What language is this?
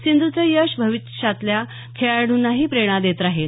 Marathi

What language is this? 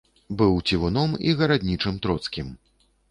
Belarusian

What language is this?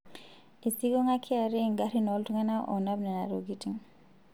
Masai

